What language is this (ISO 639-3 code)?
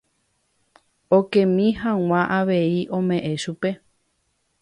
grn